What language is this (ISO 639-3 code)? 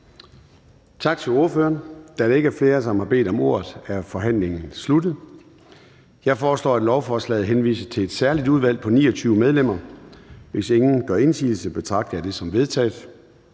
dan